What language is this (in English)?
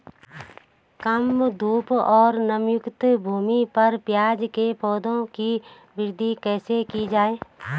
Hindi